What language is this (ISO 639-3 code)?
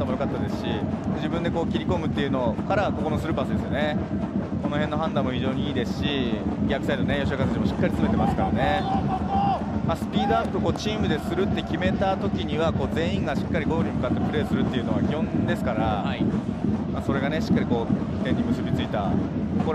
jpn